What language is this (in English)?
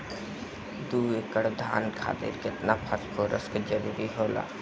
Bhojpuri